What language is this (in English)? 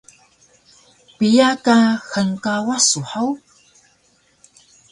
Taroko